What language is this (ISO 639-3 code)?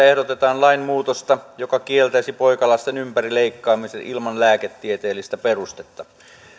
fin